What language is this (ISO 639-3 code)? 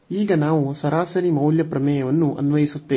kan